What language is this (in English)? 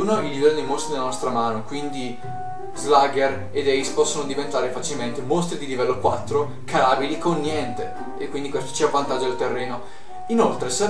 Italian